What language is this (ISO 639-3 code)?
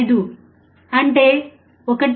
tel